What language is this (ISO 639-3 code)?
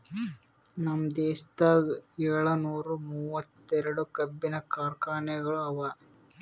kan